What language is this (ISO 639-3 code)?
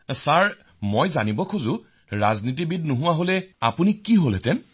asm